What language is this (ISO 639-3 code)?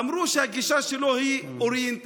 heb